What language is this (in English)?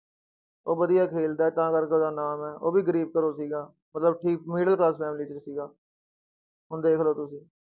Punjabi